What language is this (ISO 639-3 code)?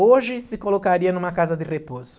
por